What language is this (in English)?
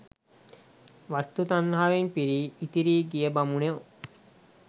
Sinhala